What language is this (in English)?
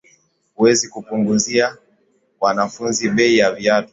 Swahili